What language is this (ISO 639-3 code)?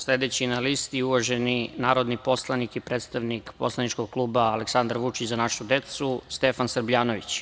srp